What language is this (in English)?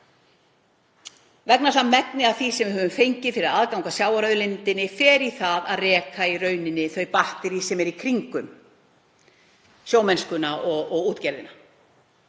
Icelandic